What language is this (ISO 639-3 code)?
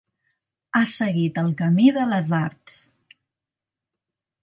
cat